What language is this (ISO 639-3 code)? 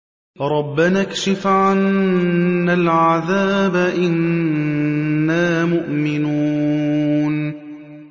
ara